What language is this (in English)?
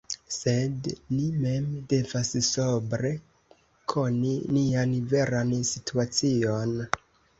Esperanto